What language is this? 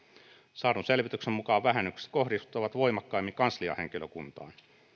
Finnish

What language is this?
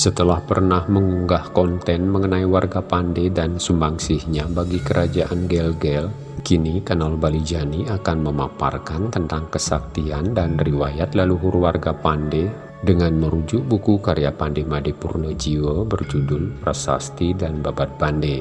Indonesian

